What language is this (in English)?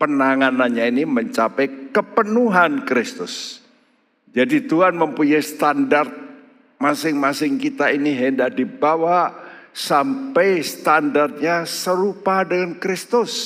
Indonesian